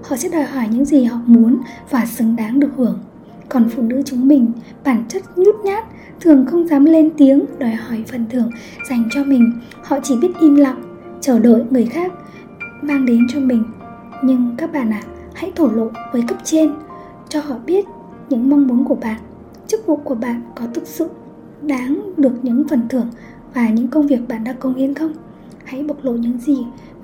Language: Vietnamese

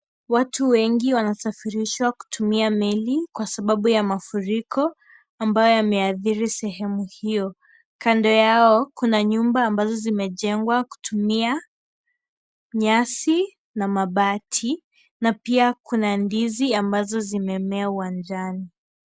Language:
Swahili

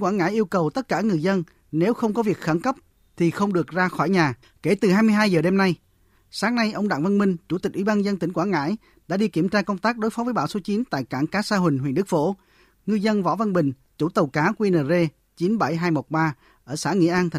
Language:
Vietnamese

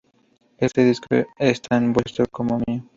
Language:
Spanish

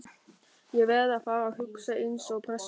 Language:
Icelandic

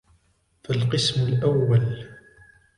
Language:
Arabic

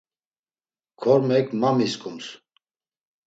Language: Laz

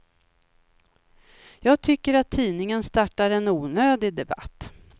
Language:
Swedish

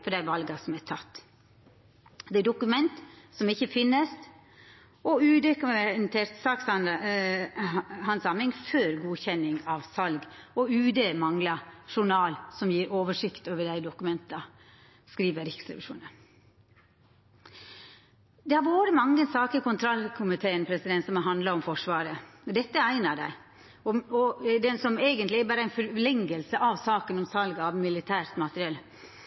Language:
Norwegian Nynorsk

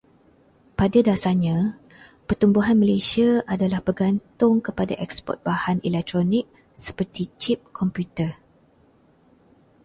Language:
Malay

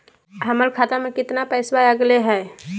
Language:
Magahi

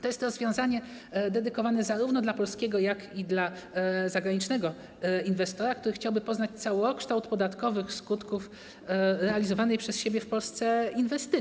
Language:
Polish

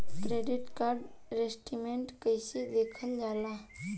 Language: Bhojpuri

